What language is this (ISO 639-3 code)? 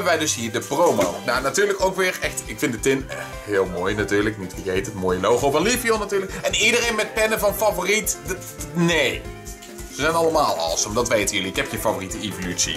nld